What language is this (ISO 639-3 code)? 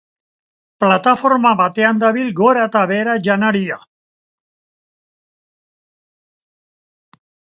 eus